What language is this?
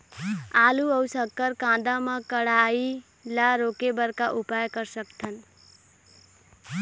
Chhattisgarhi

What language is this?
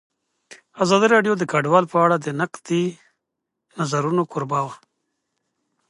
Pashto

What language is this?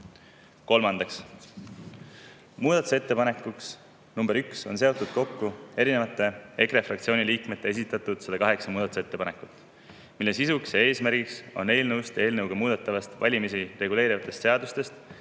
Estonian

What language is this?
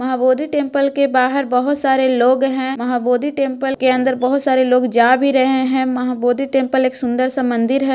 Magahi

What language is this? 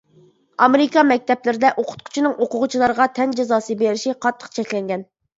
Uyghur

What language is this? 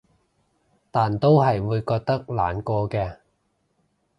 Cantonese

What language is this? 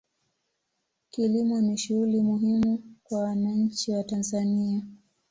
Swahili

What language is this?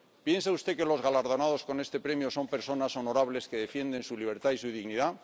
Spanish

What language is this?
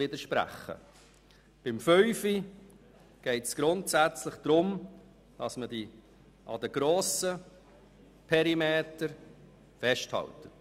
Swiss German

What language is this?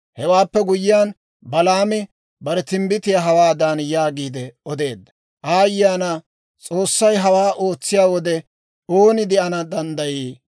Dawro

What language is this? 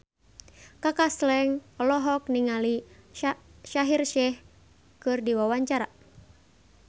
Sundanese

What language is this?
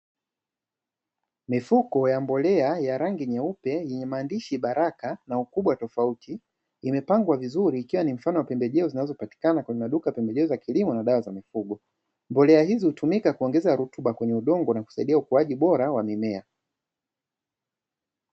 Swahili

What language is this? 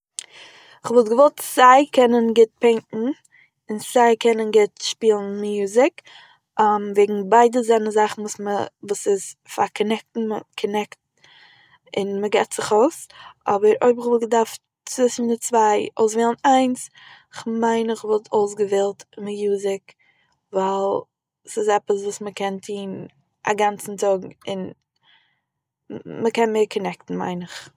Yiddish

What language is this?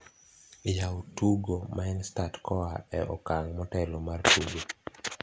Luo (Kenya and Tanzania)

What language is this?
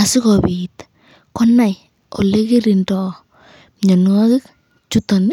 Kalenjin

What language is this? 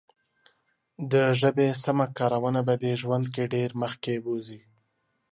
Pashto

